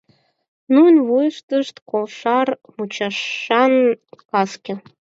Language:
Mari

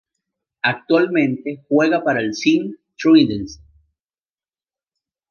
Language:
Spanish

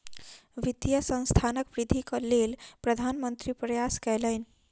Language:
Maithili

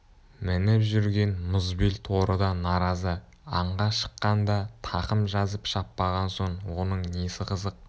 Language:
Kazakh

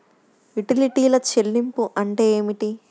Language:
Telugu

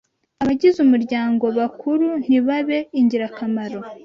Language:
Kinyarwanda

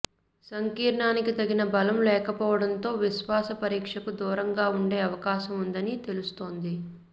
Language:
Telugu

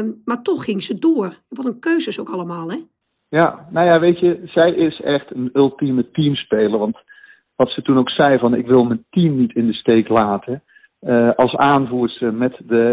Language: Dutch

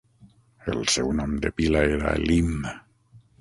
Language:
Catalan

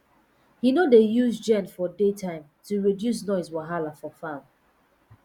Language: Nigerian Pidgin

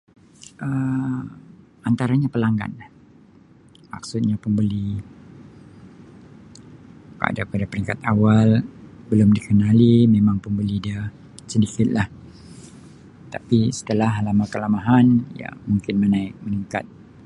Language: Sabah Malay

